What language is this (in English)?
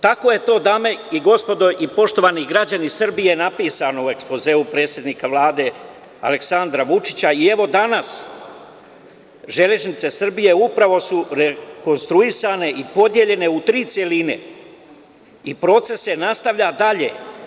Serbian